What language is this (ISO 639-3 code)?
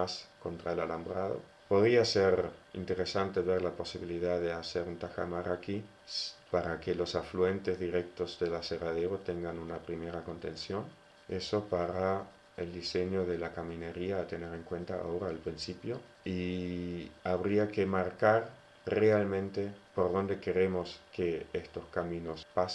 spa